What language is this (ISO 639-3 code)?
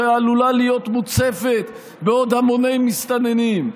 heb